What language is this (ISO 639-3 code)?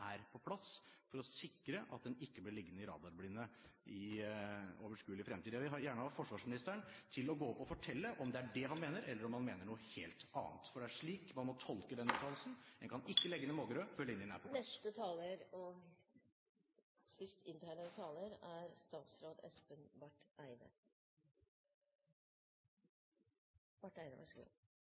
nob